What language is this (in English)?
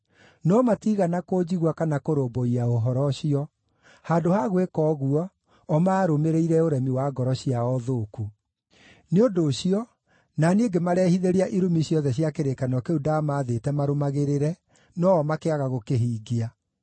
Kikuyu